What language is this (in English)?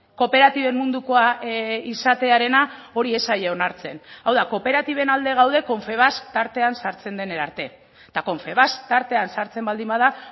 Basque